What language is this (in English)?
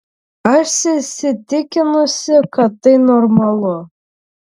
Lithuanian